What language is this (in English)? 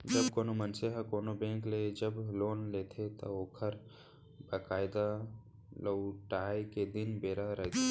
Chhattisgarhi